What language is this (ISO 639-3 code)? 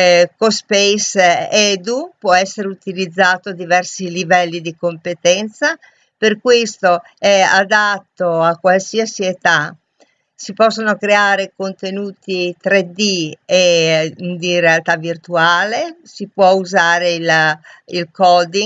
ita